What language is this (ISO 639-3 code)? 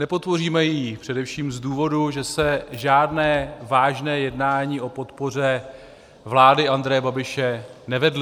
ces